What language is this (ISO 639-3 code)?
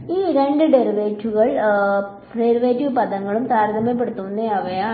mal